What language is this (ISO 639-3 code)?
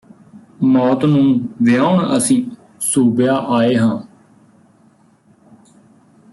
pan